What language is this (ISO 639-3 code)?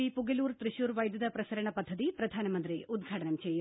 mal